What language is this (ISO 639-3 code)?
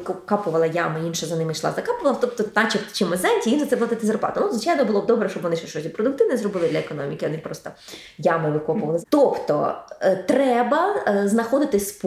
ukr